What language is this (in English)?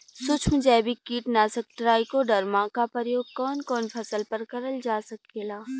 Bhojpuri